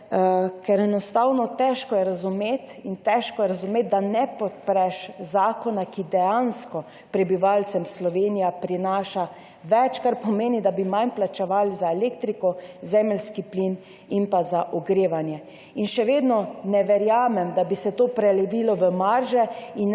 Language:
Slovenian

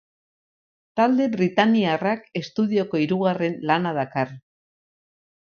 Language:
Basque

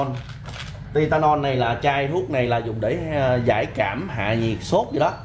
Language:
Vietnamese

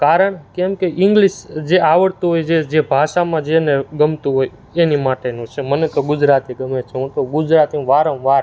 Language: Gujarati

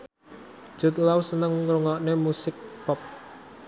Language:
Javanese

